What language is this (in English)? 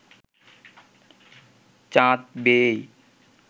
Bangla